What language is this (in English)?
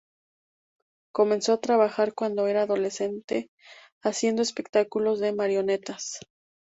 Spanish